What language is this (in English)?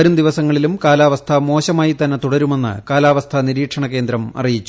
Malayalam